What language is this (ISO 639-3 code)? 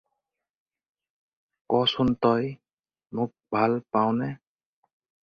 asm